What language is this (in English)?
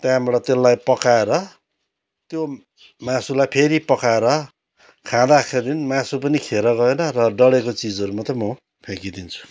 Nepali